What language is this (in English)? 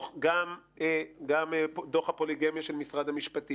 Hebrew